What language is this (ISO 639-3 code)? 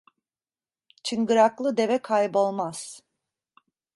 tur